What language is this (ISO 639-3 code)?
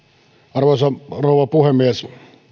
fin